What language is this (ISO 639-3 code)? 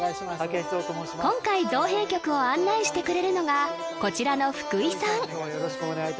jpn